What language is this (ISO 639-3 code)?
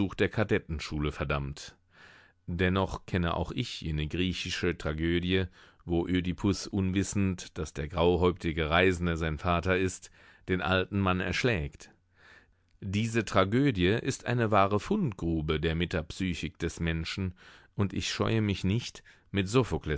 deu